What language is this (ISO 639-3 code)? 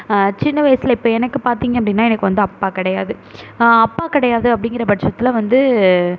tam